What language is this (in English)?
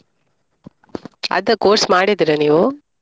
Kannada